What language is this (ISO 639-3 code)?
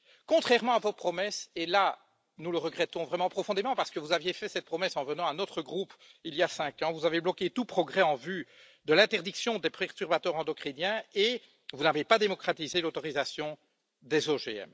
fra